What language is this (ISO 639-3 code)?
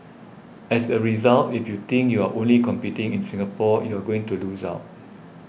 eng